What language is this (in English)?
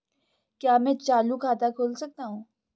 Hindi